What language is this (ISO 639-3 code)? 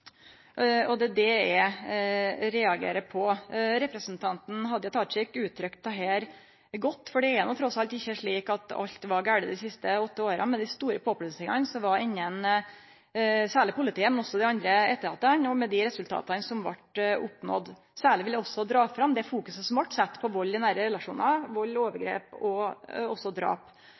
nno